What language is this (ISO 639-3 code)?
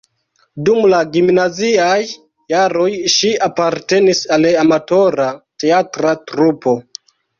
epo